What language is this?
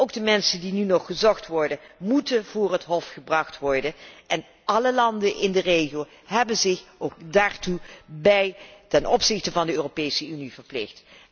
Dutch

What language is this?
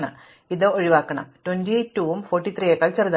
Malayalam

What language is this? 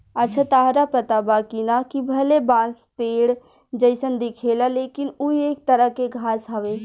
Bhojpuri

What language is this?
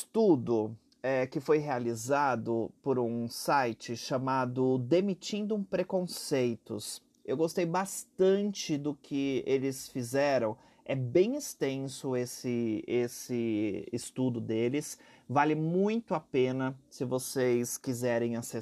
Portuguese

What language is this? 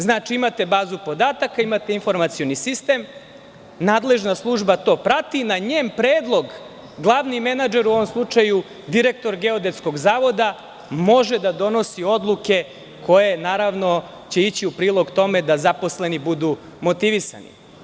Serbian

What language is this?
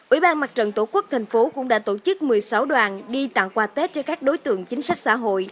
Vietnamese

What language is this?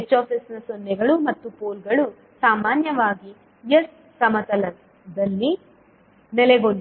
Kannada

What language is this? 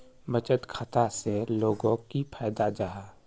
Magahi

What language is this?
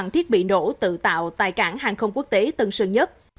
Vietnamese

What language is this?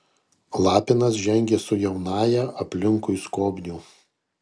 Lithuanian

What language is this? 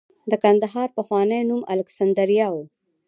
Pashto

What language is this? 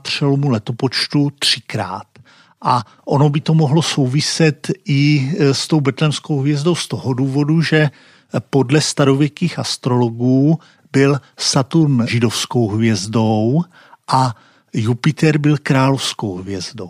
Czech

